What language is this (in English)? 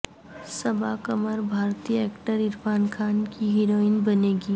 Urdu